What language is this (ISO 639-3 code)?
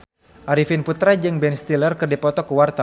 sun